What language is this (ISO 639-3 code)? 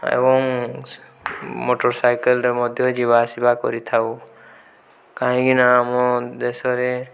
ori